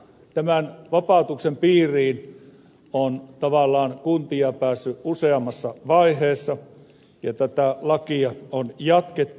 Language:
Finnish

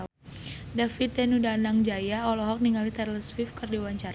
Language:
Sundanese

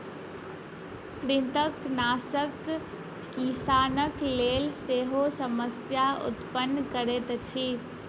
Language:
Maithili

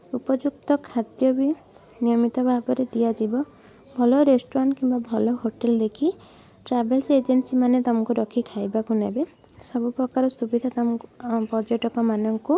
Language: Odia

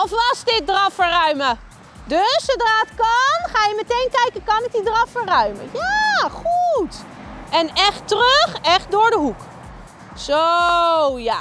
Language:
Dutch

